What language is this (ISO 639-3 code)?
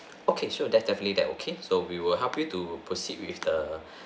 eng